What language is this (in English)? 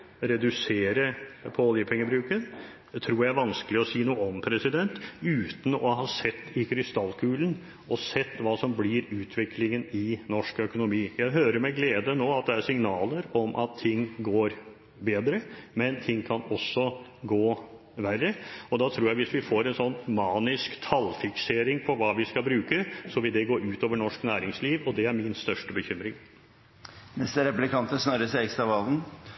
Norwegian Bokmål